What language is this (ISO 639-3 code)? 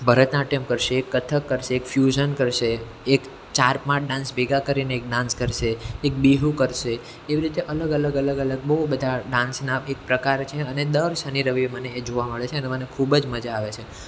guj